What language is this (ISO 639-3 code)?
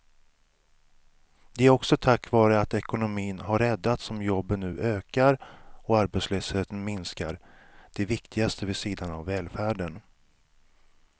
swe